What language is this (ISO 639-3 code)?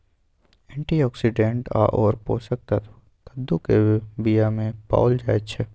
mai